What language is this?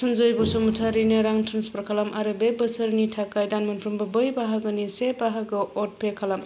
Bodo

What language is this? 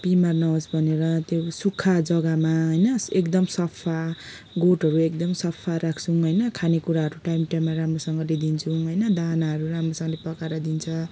Nepali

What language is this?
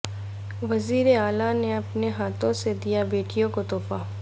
Urdu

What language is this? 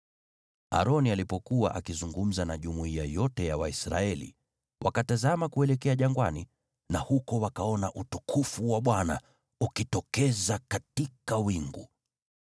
Swahili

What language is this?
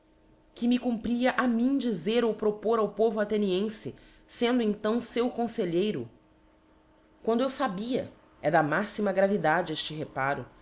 Portuguese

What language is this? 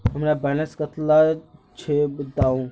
Magahi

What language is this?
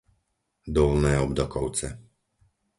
Slovak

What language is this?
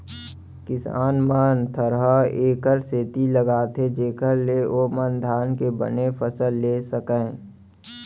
Chhattisgarhi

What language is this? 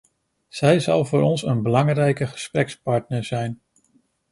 Dutch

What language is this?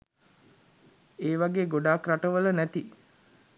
Sinhala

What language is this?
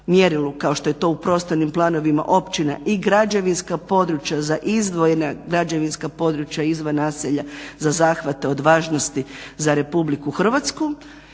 Croatian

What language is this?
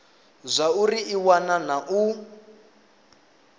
Venda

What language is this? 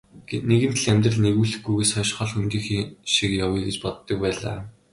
Mongolian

